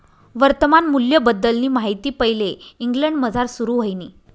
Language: Marathi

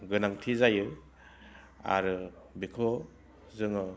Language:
Bodo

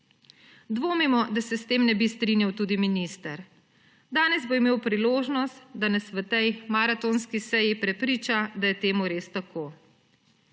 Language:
Slovenian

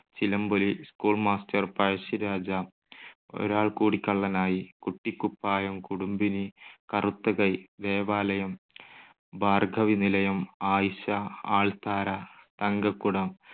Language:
Malayalam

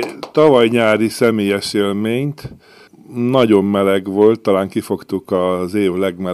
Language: Hungarian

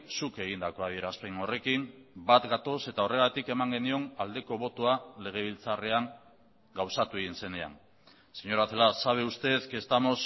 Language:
Basque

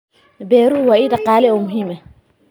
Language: Somali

